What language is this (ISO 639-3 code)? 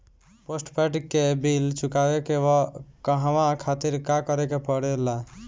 bho